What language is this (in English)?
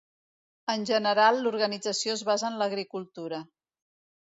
Catalan